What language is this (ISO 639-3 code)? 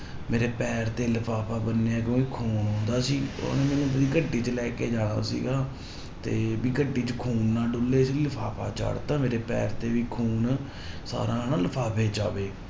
pan